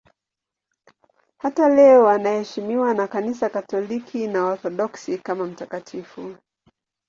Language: Swahili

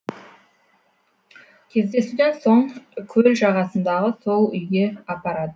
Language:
Kazakh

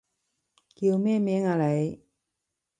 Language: Cantonese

